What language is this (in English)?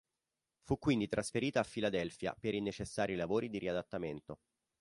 Italian